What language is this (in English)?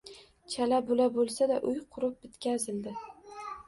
Uzbek